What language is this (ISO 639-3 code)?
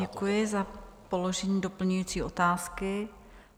ces